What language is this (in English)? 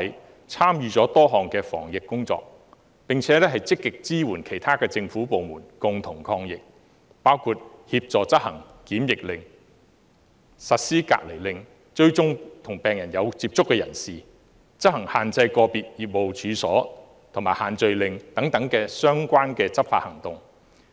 Cantonese